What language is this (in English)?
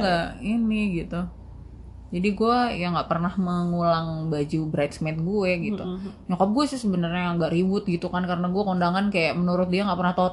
Indonesian